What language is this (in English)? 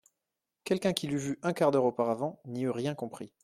French